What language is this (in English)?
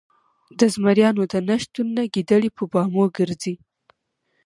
Pashto